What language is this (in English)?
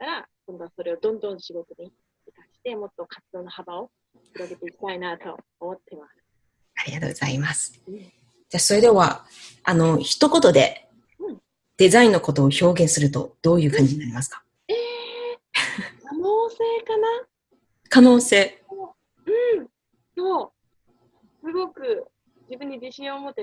Japanese